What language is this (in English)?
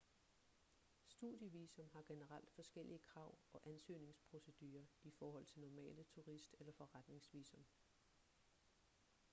Danish